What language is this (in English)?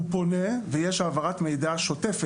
Hebrew